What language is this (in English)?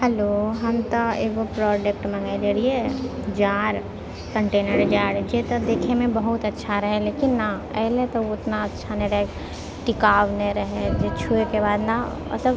Maithili